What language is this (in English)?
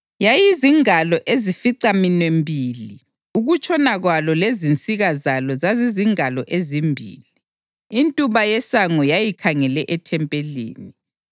North Ndebele